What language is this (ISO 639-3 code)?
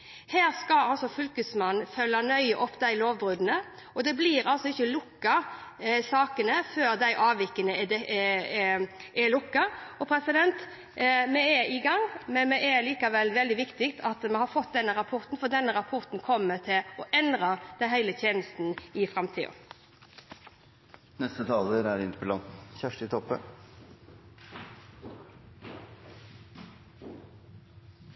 nor